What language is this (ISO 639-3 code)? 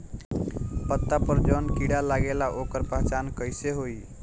bho